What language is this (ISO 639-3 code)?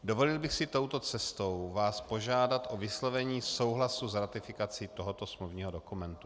ces